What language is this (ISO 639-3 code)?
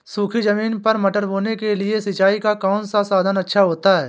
hin